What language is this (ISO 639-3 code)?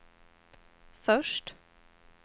swe